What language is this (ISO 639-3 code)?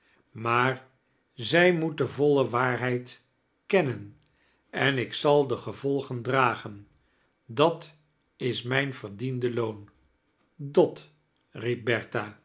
nld